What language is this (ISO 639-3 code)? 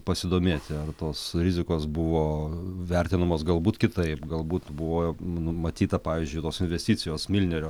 lit